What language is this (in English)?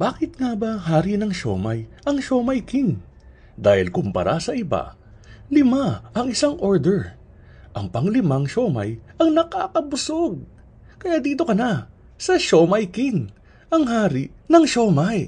Filipino